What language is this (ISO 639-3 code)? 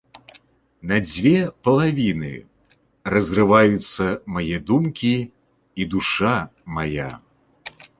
bel